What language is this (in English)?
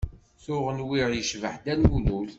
Kabyle